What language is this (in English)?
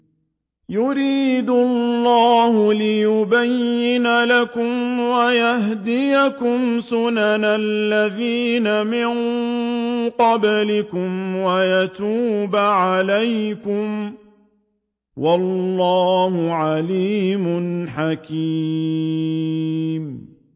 Arabic